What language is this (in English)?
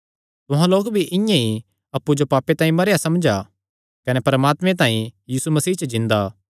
Kangri